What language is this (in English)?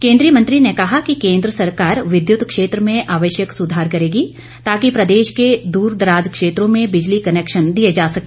Hindi